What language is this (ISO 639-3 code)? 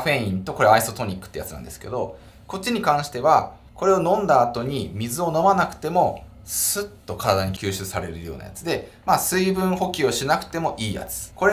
jpn